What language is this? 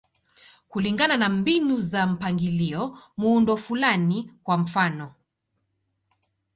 Swahili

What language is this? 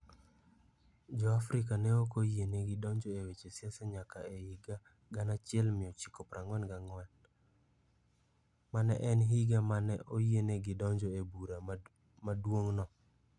Luo (Kenya and Tanzania)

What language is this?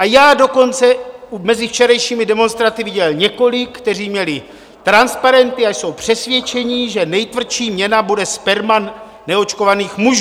Czech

